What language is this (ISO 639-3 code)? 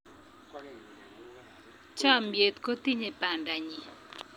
kln